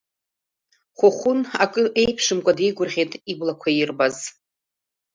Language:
Abkhazian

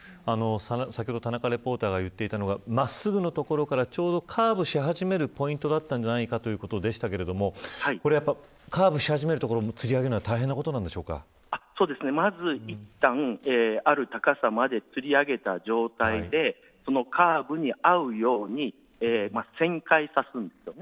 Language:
Japanese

